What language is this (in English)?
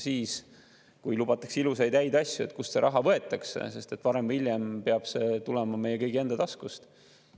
Estonian